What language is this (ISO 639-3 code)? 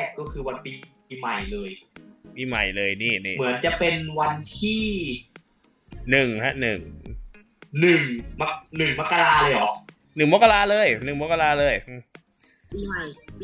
tha